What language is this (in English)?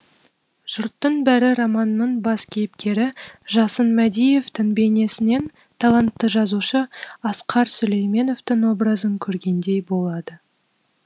Kazakh